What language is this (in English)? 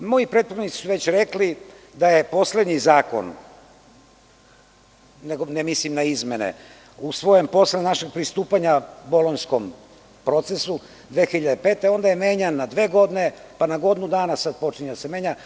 Serbian